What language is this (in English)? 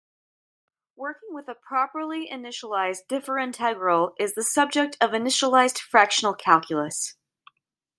English